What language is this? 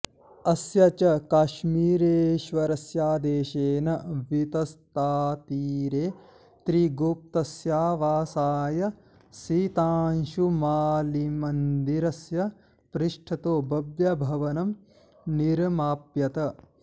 Sanskrit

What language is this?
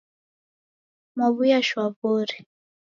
Taita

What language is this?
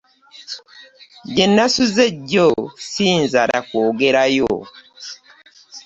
Ganda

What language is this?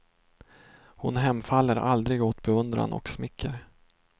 Swedish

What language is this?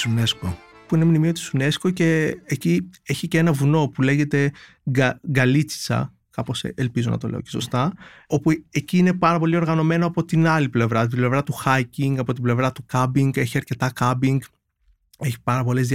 Greek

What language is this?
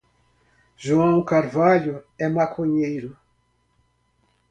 Portuguese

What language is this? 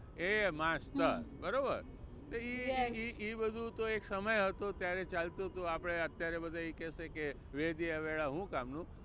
Gujarati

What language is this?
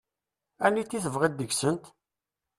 Kabyle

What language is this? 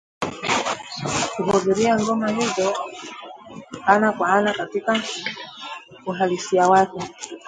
Swahili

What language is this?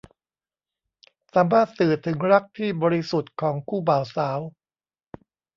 Thai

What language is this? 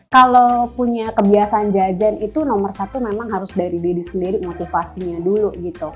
Indonesian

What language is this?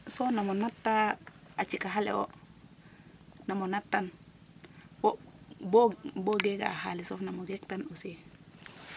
Serer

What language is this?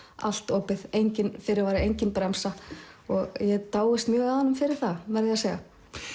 Icelandic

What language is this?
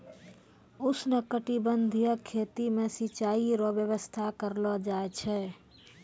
Maithili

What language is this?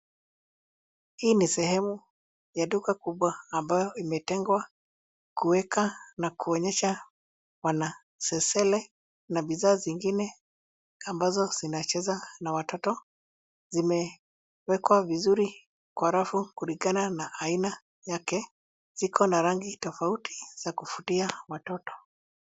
Swahili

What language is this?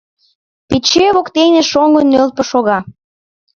Mari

